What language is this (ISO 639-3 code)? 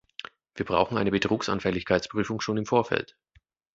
deu